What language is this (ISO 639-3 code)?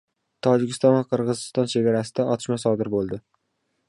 uzb